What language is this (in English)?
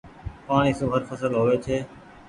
Goaria